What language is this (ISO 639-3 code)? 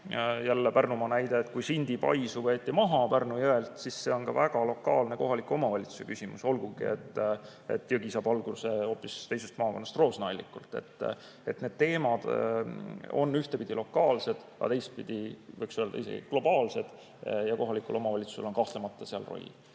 est